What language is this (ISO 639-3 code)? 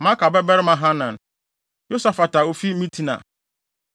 aka